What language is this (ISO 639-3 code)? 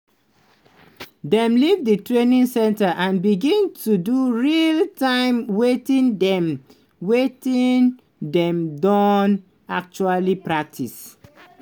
pcm